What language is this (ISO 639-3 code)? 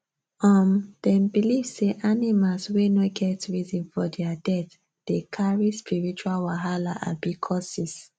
pcm